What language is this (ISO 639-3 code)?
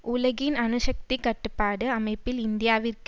tam